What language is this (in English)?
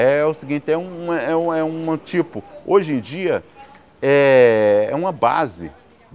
Portuguese